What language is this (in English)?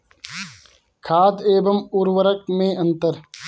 Hindi